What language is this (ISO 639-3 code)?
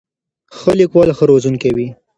pus